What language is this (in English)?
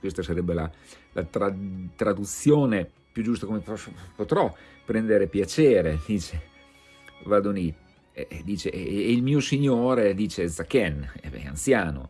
Italian